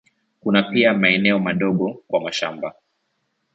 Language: Swahili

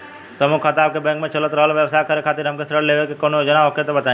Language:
Bhojpuri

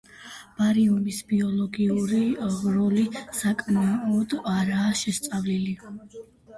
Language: Georgian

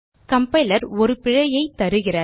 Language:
Tamil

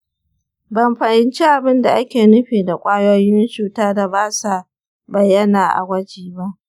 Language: Hausa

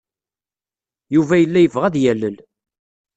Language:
Kabyle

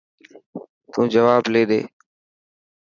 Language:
Dhatki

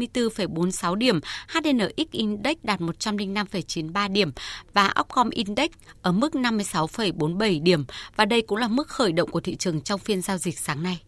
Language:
Vietnamese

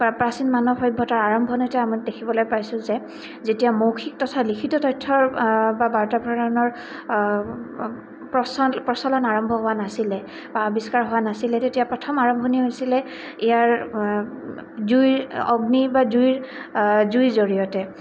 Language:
Assamese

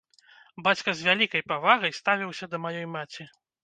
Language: Belarusian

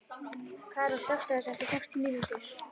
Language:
Icelandic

